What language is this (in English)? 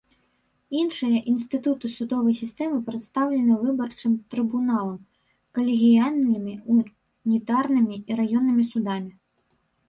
Belarusian